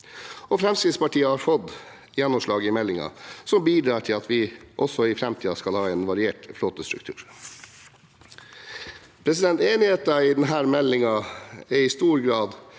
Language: Norwegian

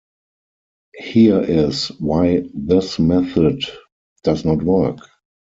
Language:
English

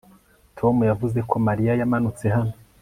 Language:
Kinyarwanda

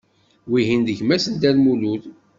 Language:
Kabyle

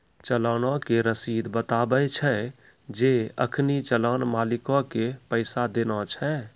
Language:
Maithili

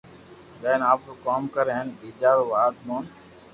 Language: Loarki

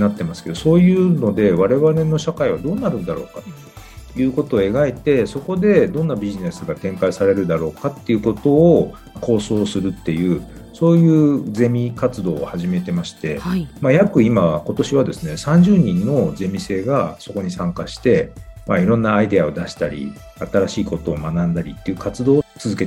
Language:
Japanese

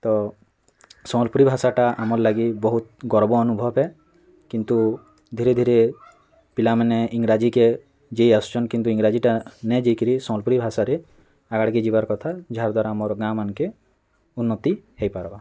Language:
Odia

